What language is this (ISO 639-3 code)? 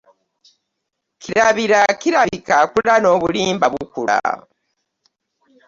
lug